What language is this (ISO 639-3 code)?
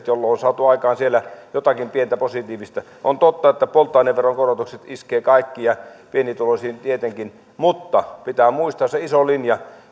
fin